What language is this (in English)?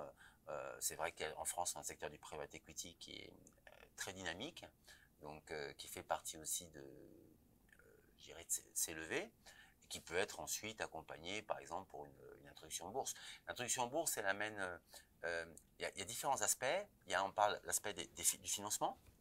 French